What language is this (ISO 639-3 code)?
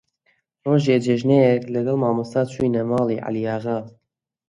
ckb